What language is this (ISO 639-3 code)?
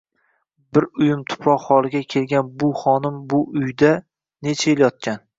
uzb